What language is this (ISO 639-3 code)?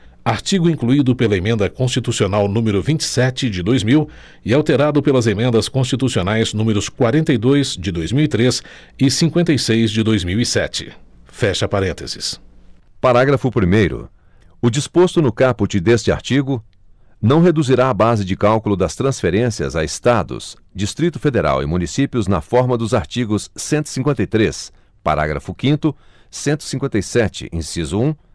por